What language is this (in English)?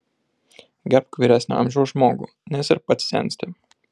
Lithuanian